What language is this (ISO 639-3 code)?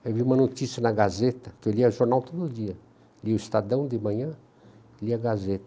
por